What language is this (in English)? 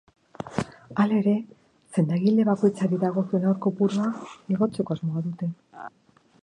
Basque